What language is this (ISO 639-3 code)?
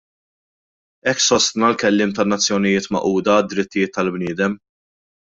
mlt